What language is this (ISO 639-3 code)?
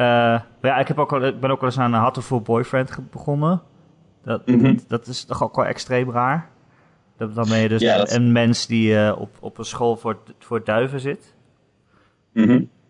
nld